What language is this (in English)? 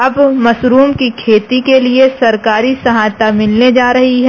Hindi